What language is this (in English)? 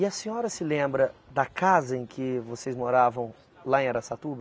Portuguese